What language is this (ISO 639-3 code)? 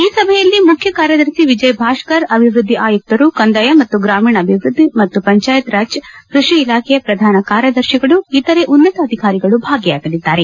kan